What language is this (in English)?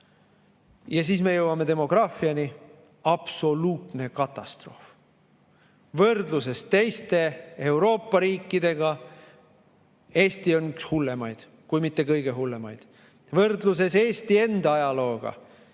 Estonian